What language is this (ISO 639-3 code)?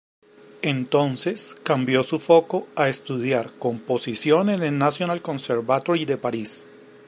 spa